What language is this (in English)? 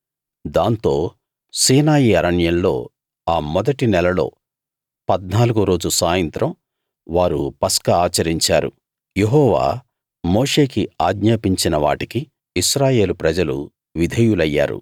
Telugu